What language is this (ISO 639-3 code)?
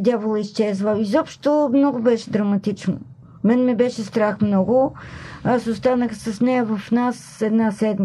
bul